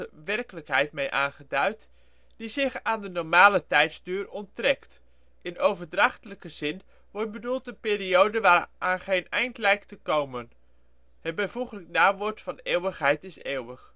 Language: Dutch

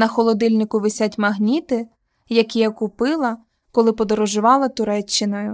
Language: Ukrainian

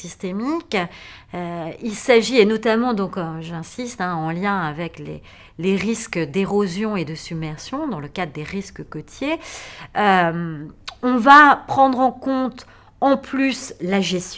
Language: French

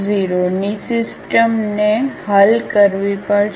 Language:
Gujarati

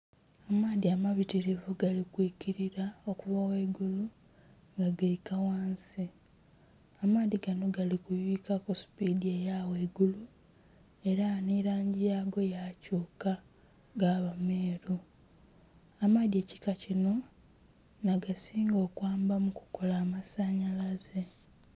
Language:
Soga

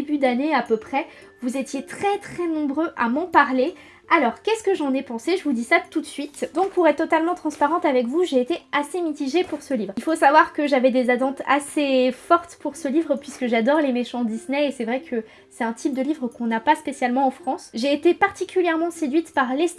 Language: French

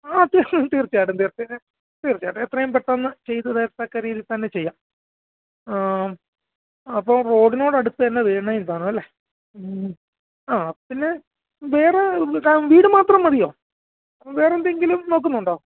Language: Malayalam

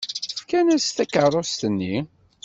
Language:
Kabyle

